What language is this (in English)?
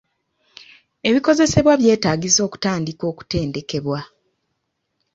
Ganda